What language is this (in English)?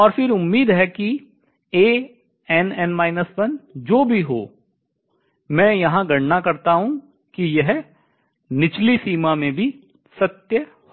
Hindi